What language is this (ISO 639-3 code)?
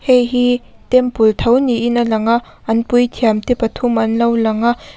lus